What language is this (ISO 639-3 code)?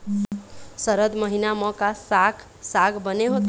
hne